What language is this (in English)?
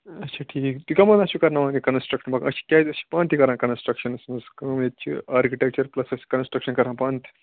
Kashmiri